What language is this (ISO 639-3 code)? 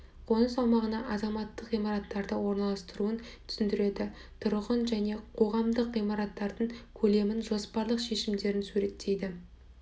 kaz